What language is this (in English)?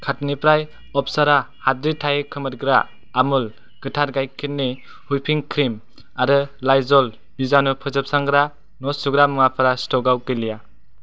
Bodo